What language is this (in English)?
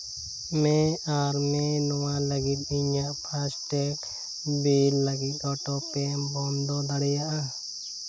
Santali